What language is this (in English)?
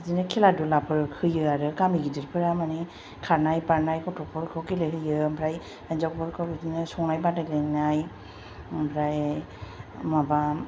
Bodo